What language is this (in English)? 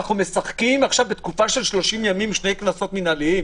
Hebrew